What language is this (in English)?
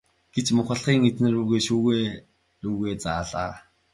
Mongolian